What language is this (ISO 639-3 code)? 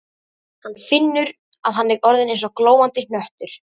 isl